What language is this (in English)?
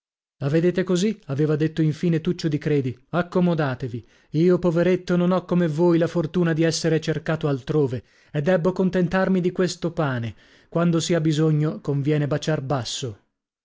Italian